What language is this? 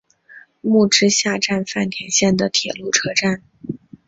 Chinese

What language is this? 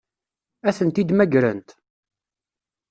Kabyle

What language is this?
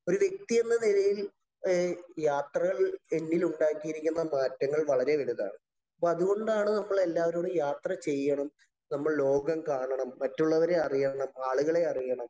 Malayalam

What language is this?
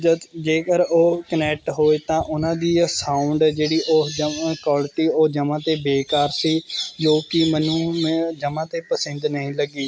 Punjabi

